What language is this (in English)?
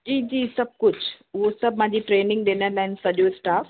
Sindhi